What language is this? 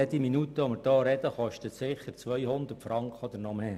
Swiss German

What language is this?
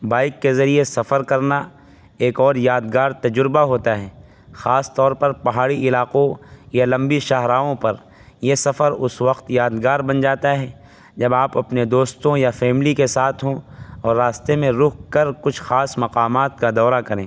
Urdu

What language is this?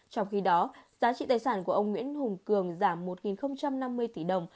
Vietnamese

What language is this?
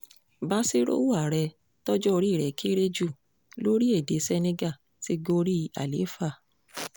Yoruba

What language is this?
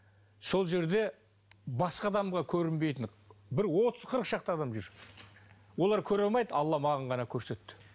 Kazakh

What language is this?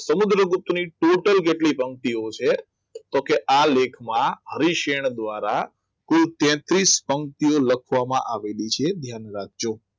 Gujarati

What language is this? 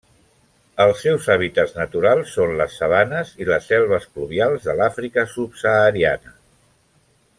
Catalan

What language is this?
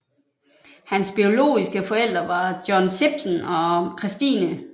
Danish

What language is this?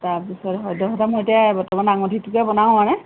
Assamese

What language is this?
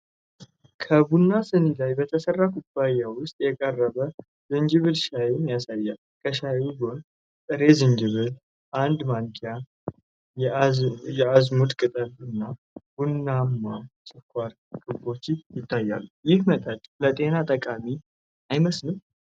Amharic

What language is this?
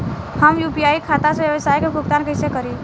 Bhojpuri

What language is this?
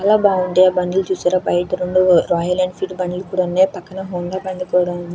Telugu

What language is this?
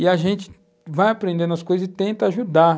Portuguese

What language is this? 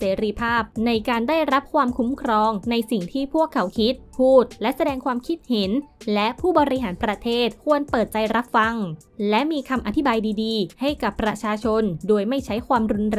Thai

